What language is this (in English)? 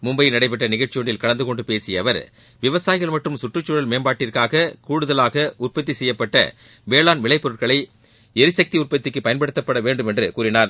Tamil